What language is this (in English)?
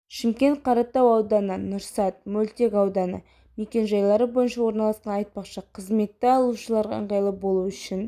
Kazakh